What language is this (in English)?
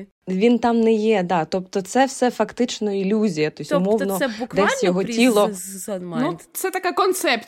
Ukrainian